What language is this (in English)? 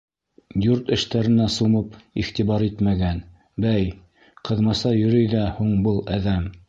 Bashkir